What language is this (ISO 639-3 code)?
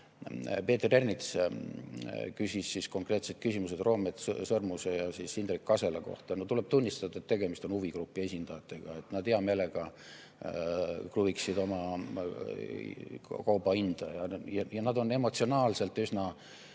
est